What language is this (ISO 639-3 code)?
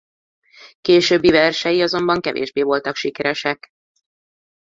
hun